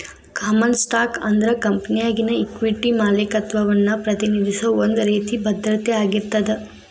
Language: Kannada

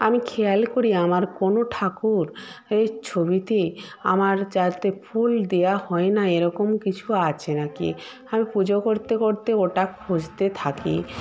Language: Bangla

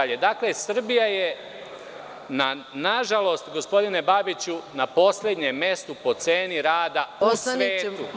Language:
Serbian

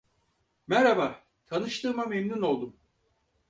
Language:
Turkish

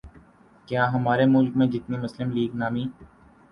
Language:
Urdu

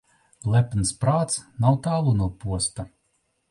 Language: Latvian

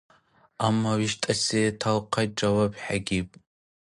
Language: Dargwa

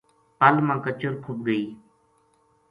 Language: Gujari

